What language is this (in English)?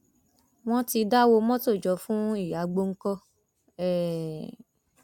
Yoruba